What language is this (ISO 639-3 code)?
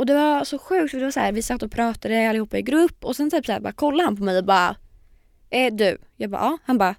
swe